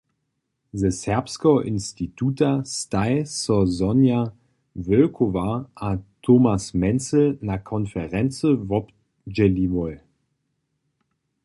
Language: Upper Sorbian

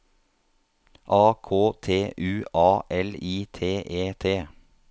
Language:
Norwegian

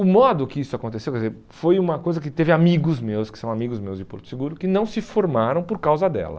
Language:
Portuguese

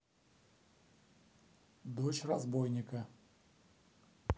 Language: Russian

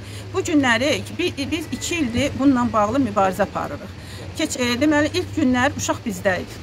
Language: Turkish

